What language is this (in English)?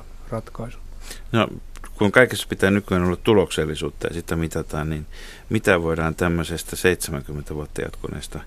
Finnish